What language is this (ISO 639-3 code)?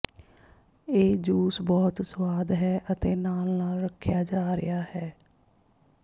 pan